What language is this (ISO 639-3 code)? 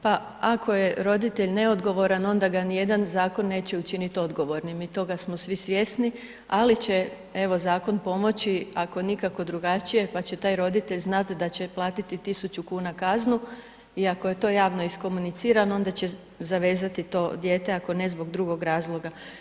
hrv